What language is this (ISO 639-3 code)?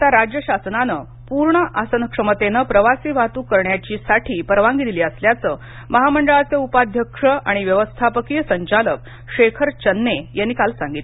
mar